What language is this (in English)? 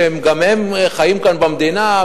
Hebrew